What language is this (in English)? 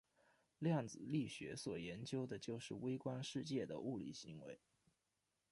Chinese